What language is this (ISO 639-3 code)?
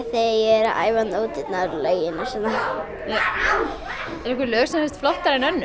isl